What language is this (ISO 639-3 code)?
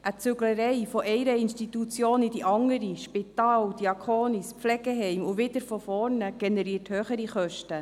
gsw